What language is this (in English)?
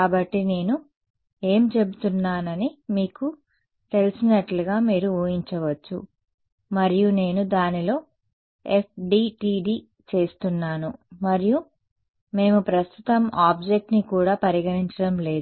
Telugu